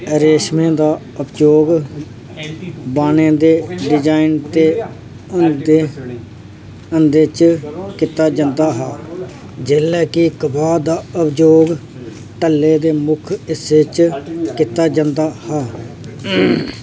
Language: Dogri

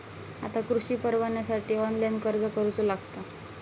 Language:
Marathi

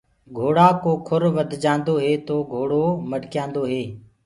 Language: Gurgula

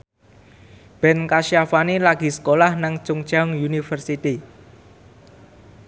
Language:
Javanese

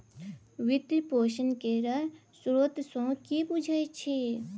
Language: Maithili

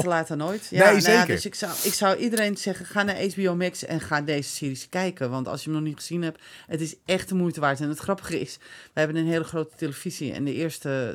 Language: Dutch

